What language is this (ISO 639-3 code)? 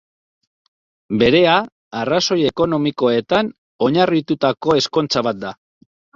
eus